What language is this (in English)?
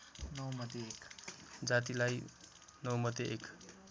Nepali